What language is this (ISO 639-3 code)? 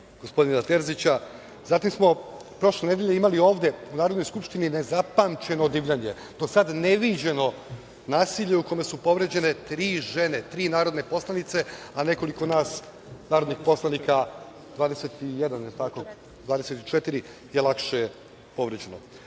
srp